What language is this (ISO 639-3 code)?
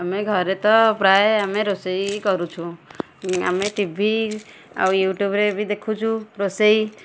ori